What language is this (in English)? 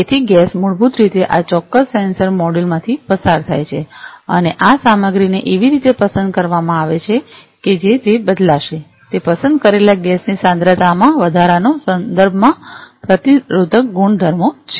Gujarati